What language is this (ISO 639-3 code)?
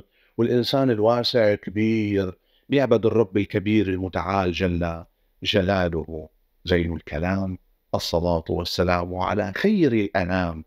ara